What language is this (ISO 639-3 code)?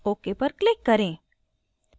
hin